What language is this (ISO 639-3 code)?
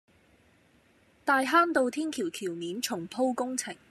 yue